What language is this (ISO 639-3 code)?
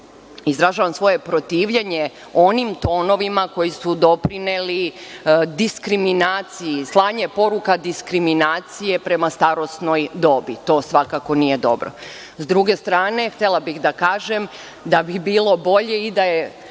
srp